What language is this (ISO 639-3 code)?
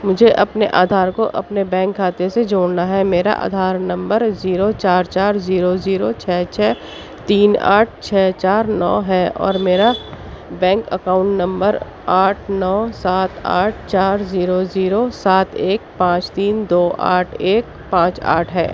urd